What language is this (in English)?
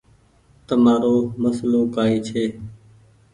Goaria